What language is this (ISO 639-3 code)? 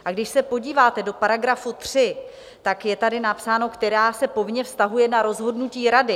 ces